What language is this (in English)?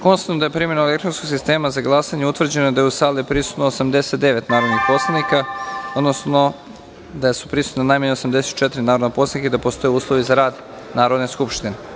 Serbian